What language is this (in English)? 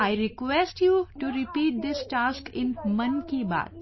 English